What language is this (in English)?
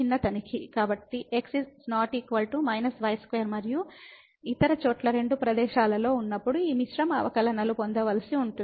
Telugu